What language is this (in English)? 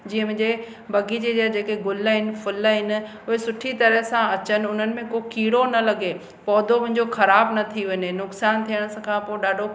Sindhi